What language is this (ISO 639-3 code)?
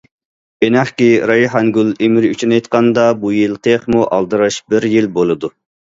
uig